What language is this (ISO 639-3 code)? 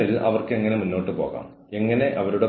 mal